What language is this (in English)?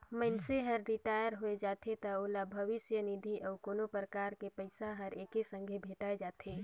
Chhattisgarhi